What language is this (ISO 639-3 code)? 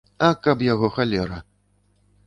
bel